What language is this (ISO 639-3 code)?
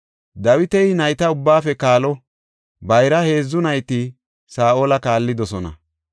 gof